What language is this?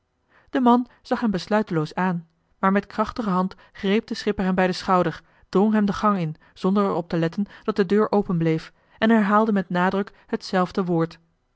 Dutch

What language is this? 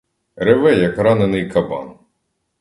Ukrainian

